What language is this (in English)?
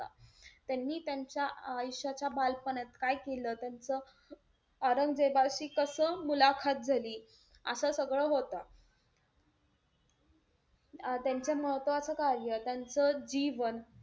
Marathi